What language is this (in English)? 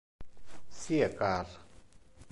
Interlingua